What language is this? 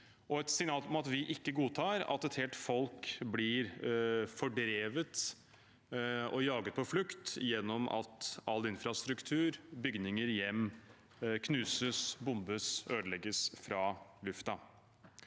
Norwegian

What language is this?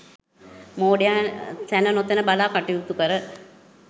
Sinhala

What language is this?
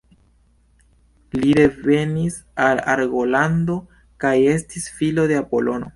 Esperanto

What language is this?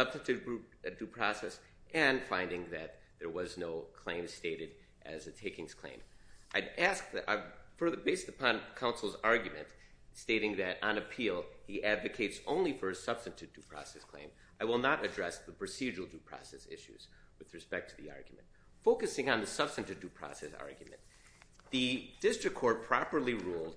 English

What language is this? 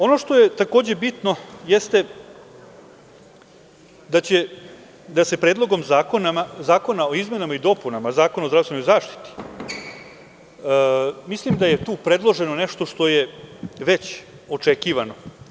Serbian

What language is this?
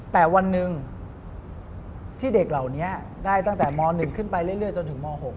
Thai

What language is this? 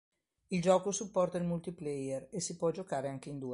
Italian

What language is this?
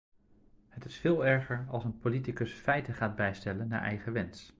Dutch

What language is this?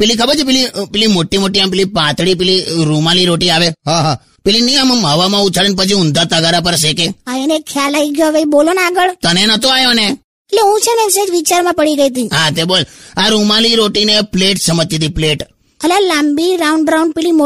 Hindi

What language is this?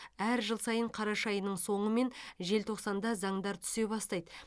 Kazakh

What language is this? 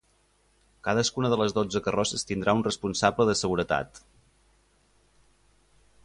Catalan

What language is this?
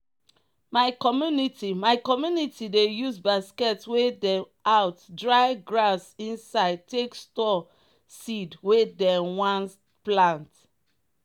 Nigerian Pidgin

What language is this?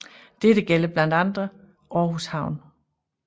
Danish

